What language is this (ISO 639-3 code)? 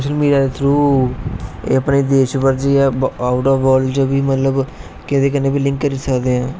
doi